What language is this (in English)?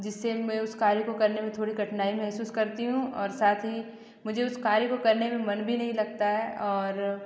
Hindi